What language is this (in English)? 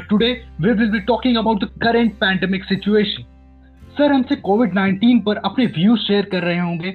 Hindi